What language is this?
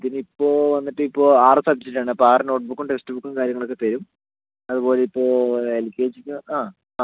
Malayalam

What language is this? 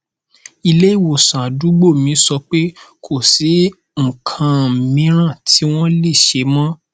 Yoruba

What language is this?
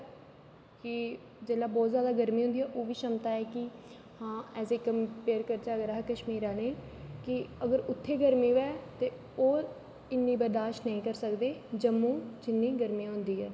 Dogri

